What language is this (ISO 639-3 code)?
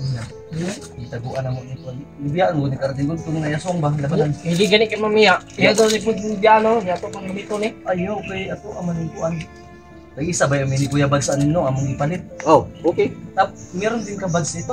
fil